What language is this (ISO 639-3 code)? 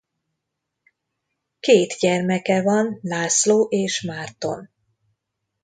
hun